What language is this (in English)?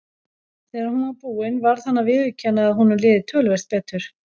Icelandic